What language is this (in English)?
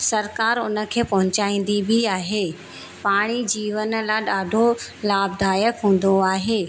Sindhi